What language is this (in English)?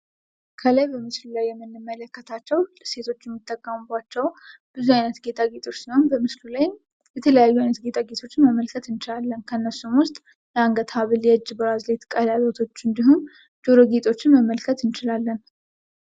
Amharic